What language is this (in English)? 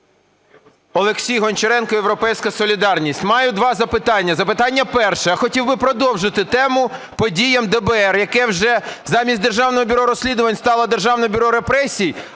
Ukrainian